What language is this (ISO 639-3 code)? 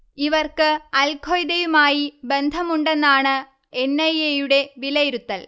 mal